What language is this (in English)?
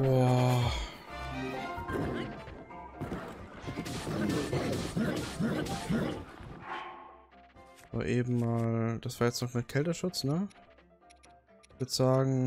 German